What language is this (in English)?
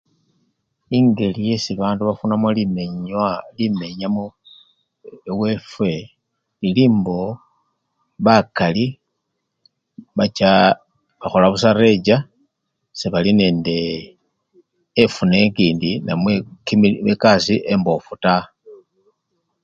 Luyia